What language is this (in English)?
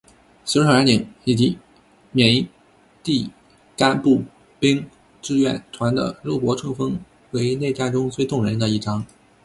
Chinese